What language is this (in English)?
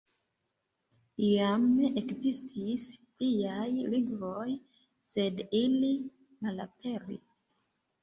Esperanto